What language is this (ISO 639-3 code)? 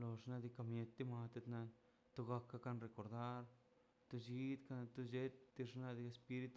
zpy